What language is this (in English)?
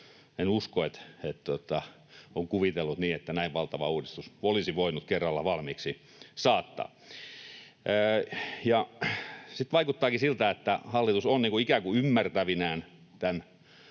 Finnish